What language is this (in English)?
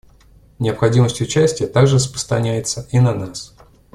Russian